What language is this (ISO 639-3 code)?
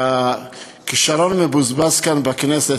heb